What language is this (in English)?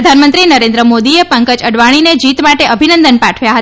Gujarati